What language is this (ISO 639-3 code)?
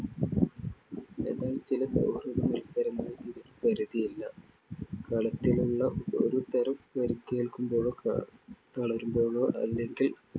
mal